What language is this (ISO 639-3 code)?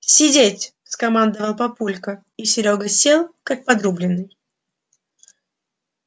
rus